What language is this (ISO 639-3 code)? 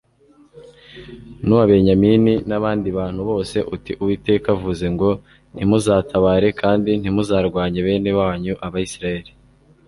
kin